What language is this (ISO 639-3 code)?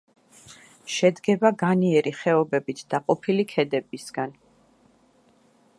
kat